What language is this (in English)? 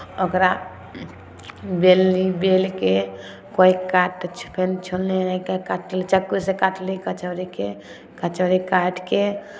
Maithili